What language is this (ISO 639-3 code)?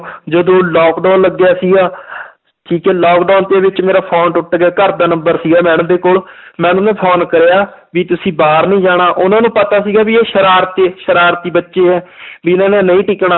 pan